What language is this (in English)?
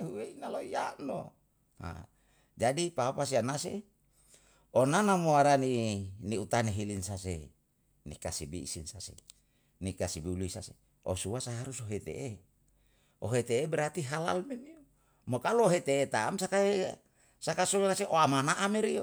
Yalahatan